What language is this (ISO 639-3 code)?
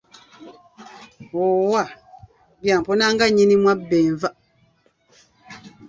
lug